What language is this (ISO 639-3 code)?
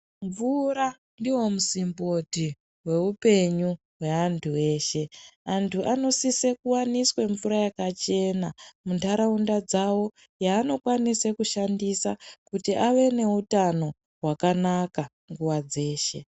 ndc